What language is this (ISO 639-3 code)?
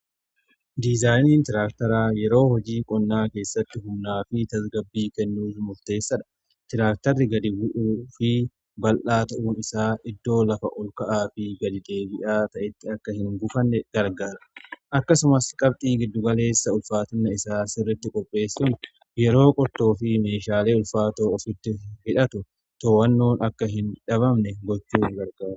orm